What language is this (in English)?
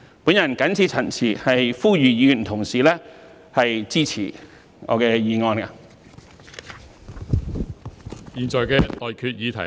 Cantonese